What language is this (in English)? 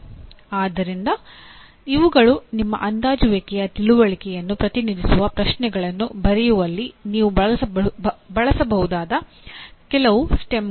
Kannada